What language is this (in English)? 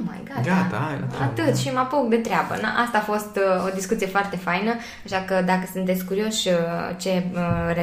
Romanian